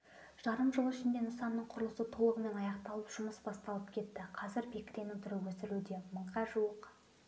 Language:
Kazakh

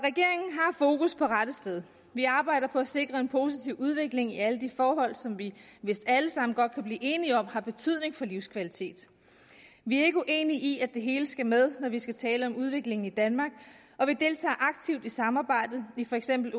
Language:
Danish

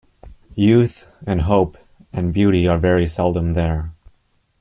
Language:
English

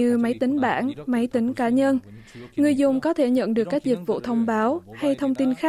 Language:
Vietnamese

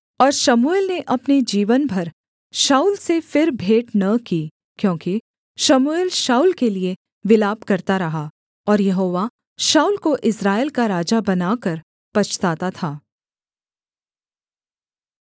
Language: Hindi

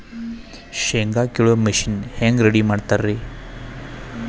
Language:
Kannada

